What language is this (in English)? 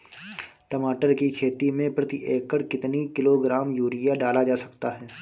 Hindi